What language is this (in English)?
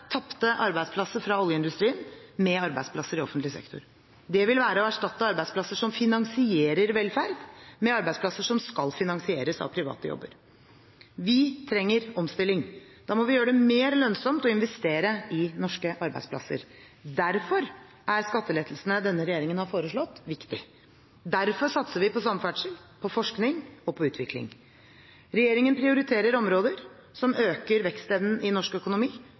Norwegian Bokmål